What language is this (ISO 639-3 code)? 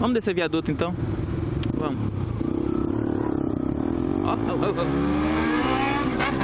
por